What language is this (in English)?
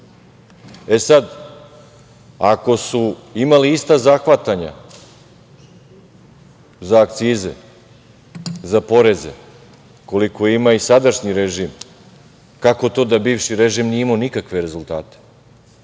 Serbian